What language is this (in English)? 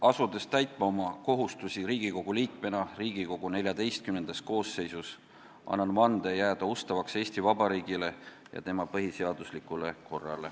Estonian